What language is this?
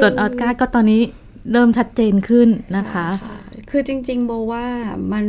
Thai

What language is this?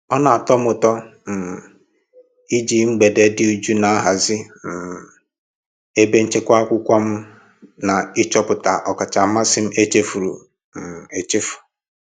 Igbo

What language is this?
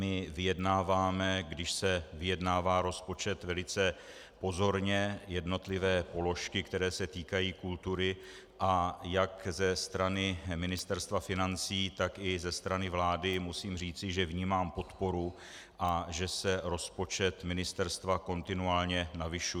Czech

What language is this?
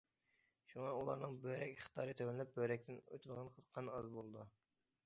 Uyghur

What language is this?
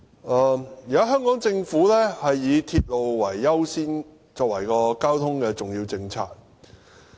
Cantonese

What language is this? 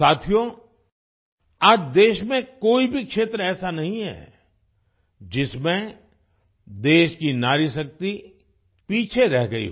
Hindi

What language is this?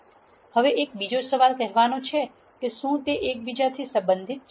Gujarati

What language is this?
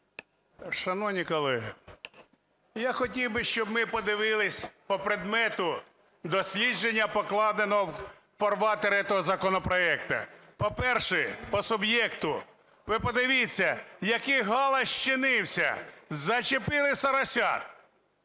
Ukrainian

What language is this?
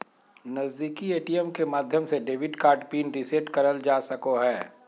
Magahi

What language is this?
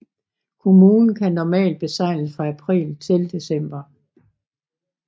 Danish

